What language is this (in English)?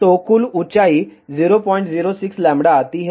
Hindi